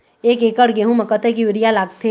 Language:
Chhattisgarhi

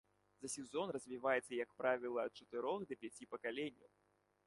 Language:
Belarusian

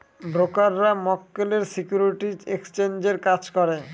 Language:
Bangla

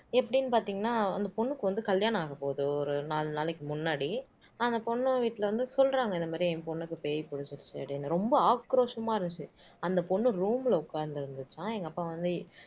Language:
Tamil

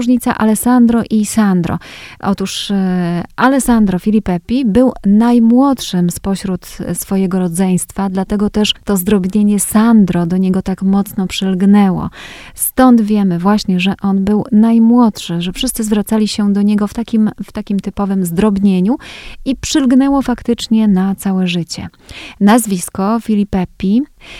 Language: Polish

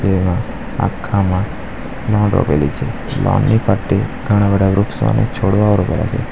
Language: Gujarati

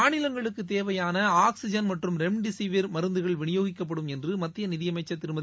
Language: Tamil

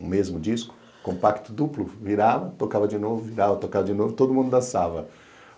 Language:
Portuguese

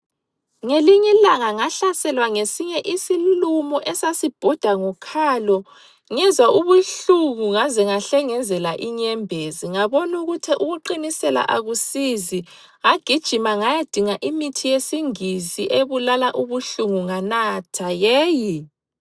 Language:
North Ndebele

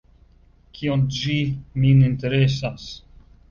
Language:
Esperanto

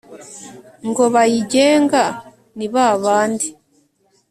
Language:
Kinyarwanda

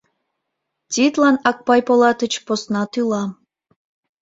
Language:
Mari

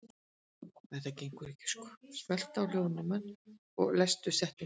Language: Icelandic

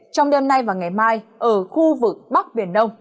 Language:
Vietnamese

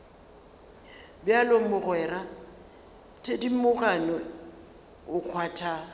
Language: Northern Sotho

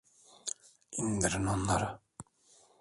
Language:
Turkish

